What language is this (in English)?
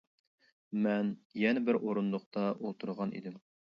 Uyghur